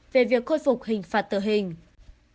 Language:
Vietnamese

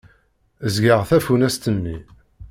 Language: Kabyle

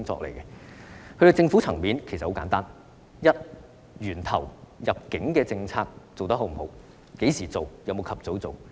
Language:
Cantonese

